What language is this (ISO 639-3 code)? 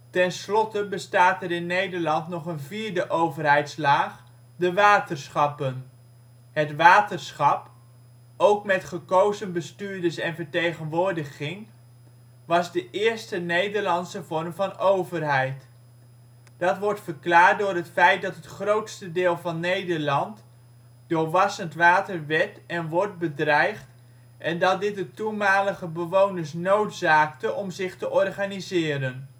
nld